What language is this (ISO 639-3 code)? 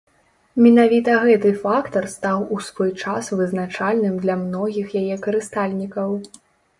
bel